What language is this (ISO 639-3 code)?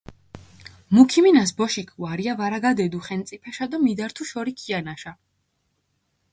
xmf